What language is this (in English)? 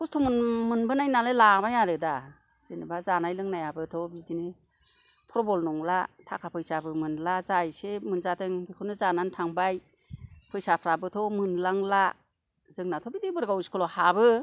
Bodo